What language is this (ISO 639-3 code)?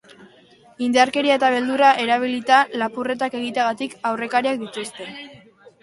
eus